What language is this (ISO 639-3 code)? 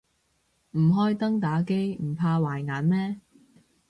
yue